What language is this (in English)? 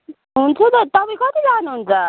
Nepali